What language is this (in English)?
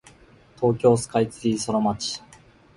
Japanese